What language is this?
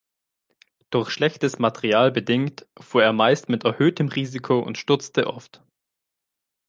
German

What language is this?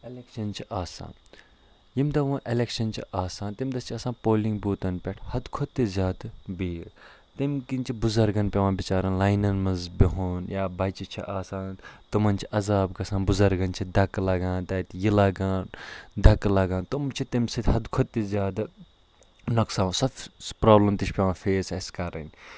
Kashmiri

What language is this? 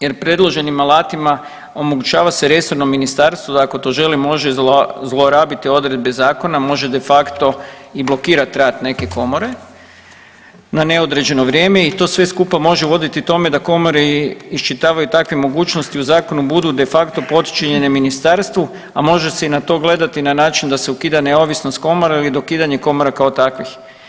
Croatian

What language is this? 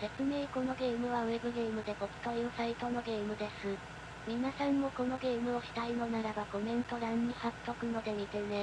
Japanese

